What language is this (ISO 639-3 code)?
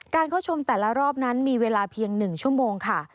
tha